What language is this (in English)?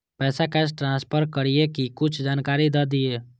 Maithili